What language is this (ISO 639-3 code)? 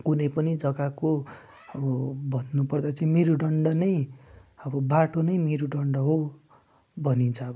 nep